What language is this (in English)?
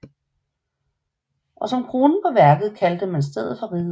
Danish